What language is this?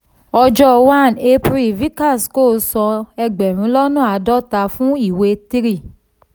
Yoruba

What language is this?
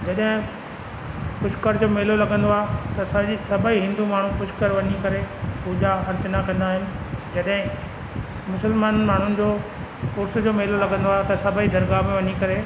Sindhi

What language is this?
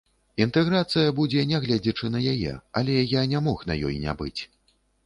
Belarusian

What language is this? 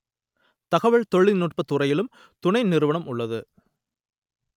Tamil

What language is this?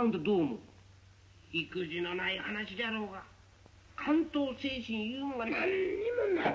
Japanese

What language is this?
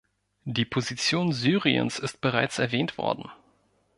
German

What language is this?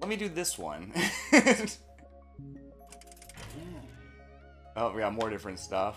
English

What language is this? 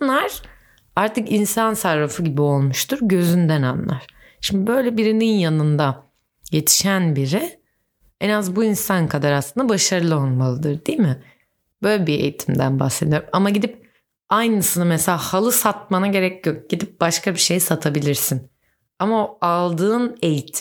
Turkish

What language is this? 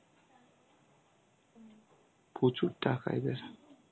Bangla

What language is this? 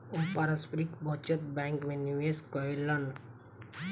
Maithili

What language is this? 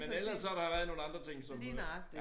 Danish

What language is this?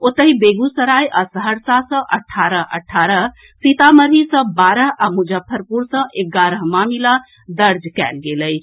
Maithili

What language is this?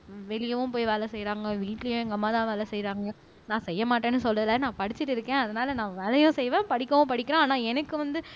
Tamil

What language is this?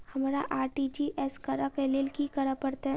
Maithili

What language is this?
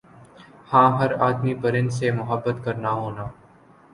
Urdu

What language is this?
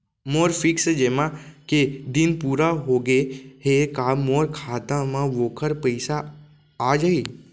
Chhattisgarhi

